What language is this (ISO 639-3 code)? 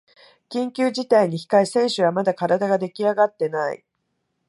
jpn